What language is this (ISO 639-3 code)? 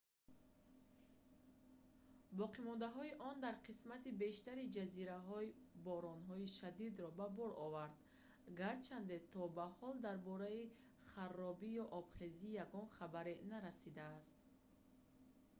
tgk